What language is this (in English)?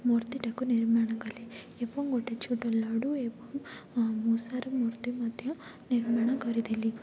Odia